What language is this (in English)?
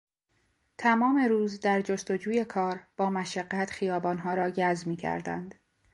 Persian